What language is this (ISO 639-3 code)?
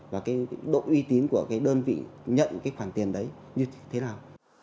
vie